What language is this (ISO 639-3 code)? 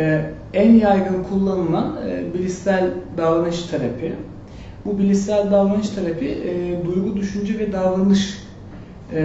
tur